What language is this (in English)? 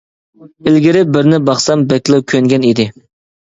Uyghur